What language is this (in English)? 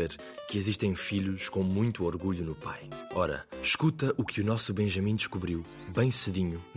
Portuguese